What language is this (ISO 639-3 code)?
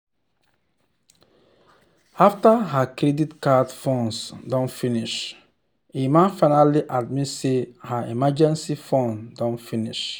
pcm